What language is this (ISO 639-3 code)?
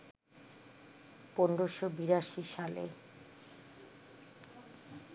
ben